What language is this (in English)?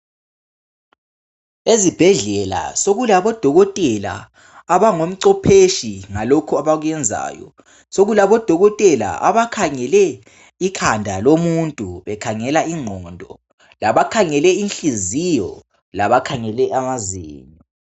North Ndebele